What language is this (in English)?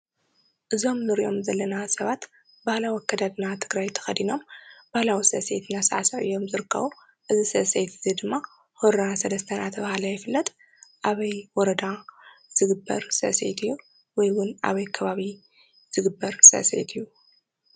Tigrinya